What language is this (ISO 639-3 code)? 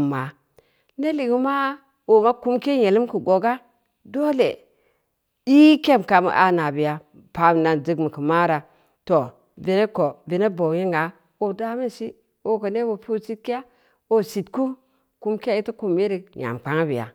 ndi